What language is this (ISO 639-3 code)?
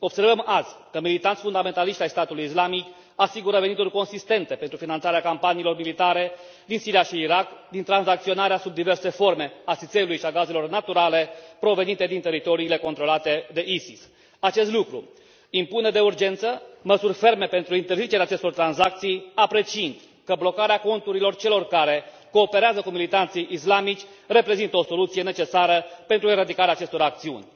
ron